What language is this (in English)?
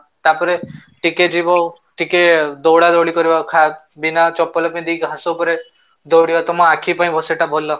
Odia